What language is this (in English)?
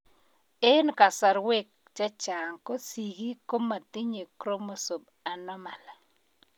Kalenjin